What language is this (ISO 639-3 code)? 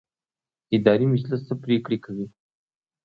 pus